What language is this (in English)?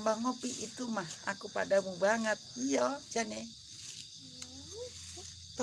Indonesian